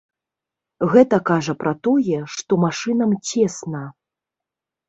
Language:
Belarusian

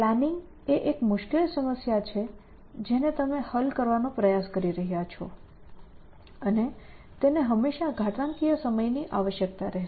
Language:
Gujarati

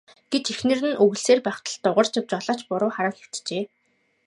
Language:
Mongolian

